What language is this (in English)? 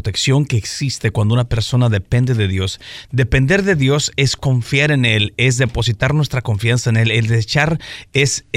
Spanish